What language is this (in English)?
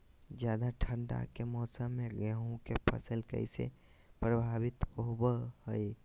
Magahi